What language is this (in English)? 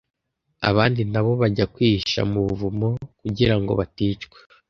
Kinyarwanda